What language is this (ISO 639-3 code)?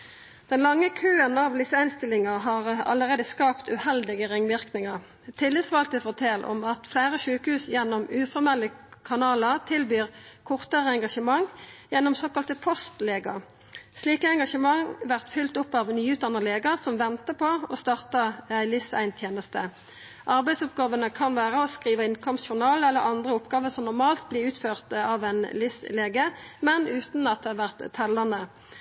nno